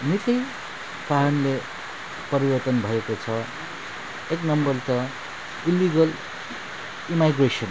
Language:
Nepali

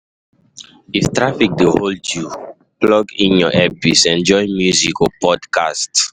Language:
Nigerian Pidgin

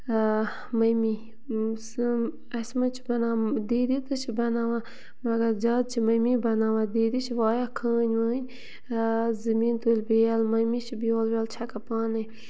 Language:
Kashmiri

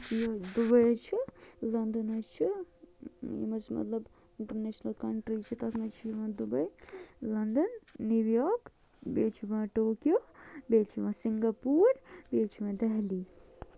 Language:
Kashmiri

